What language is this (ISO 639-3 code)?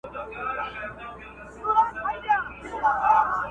pus